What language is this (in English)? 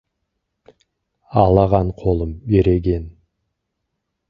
Kazakh